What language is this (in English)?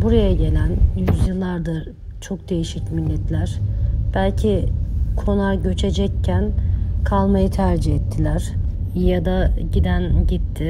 Turkish